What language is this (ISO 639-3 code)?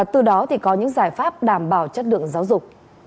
vie